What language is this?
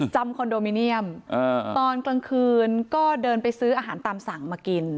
Thai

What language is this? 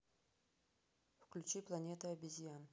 Russian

